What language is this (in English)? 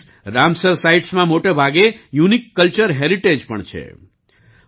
Gujarati